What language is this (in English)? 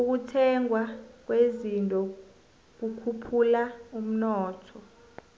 South Ndebele